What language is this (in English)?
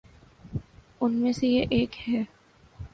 Urdu